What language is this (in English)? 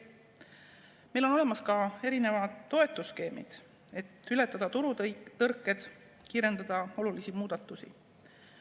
Estonian